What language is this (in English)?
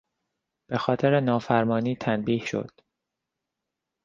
Persian